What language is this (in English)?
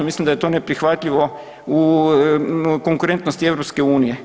Croatian